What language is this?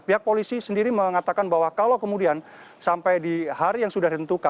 Indonesian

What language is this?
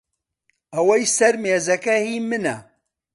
Central Kurdish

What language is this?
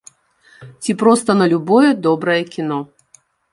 Belarusian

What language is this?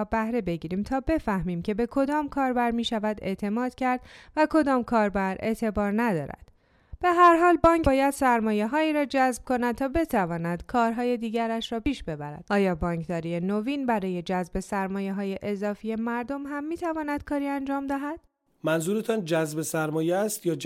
Persian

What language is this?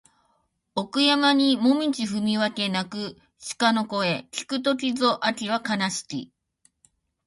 Japanese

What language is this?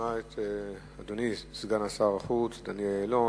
Hebrew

